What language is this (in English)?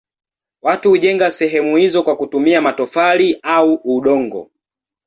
Swahili